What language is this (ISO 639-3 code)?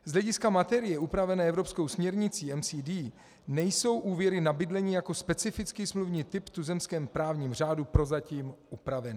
ces